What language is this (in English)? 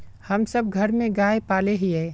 Magahi